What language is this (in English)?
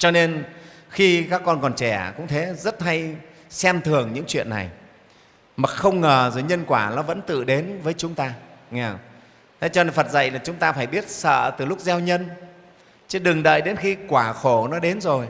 Vietnamese